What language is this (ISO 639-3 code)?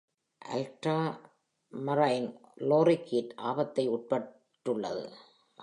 tam